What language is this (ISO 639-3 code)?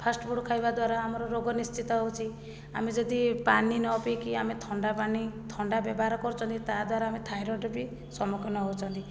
ori